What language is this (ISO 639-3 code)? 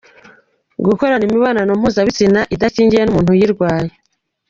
kin